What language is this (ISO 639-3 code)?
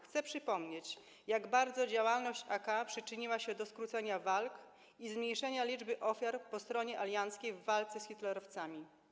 pol